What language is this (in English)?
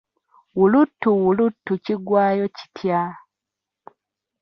Ganda